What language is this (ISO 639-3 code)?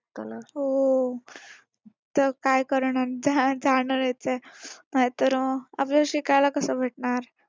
mar